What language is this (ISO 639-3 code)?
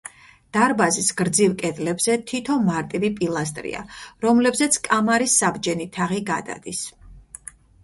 kat